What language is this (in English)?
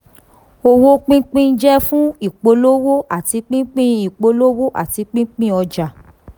Yoruba